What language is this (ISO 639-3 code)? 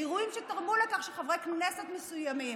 heb